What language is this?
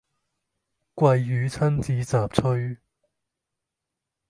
Cantonese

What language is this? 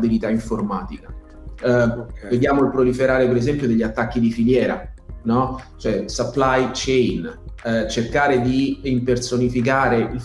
Italian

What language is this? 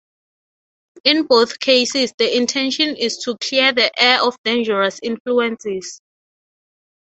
English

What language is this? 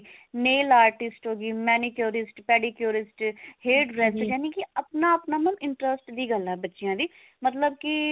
Punjabi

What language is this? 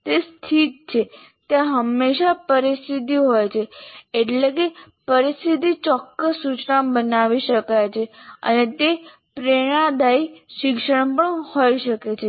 Gujarati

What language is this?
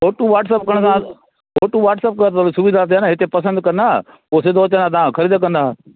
Sindhi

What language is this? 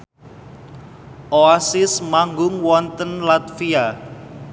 Javanese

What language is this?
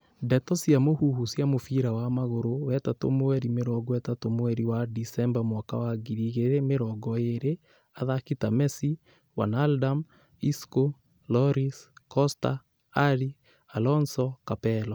Kikuyu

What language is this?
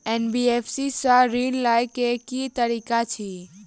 Maithili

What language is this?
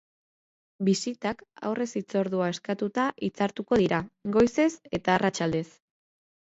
Basque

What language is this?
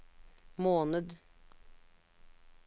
Norwegian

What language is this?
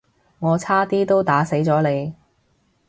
Cantonese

